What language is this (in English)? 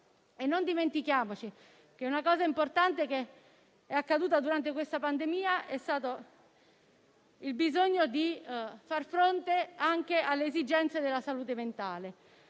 Italian